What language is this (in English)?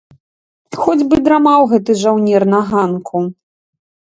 Belarusian